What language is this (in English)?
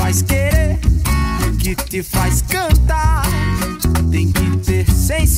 Portuguese